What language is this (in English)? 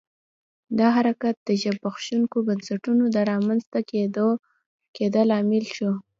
Pashto